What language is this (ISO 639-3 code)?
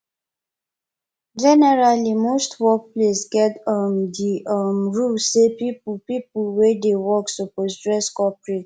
pcm